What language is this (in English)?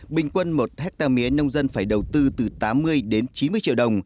Vietnamese